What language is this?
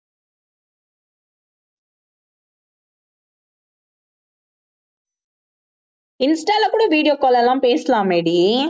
Tamil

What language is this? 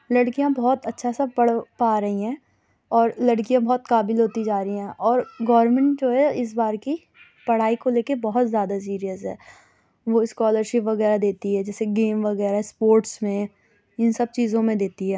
Urdu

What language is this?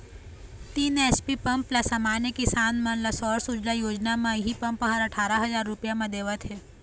Chhattisgarhi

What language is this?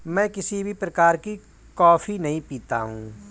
Hindi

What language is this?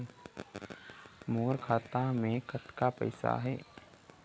Chhattisgarhi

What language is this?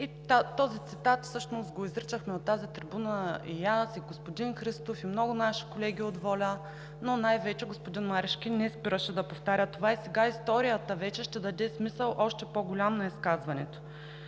Bulgarian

